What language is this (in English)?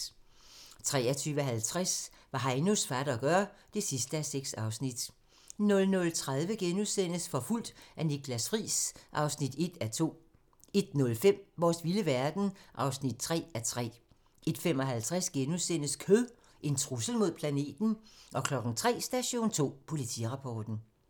Danish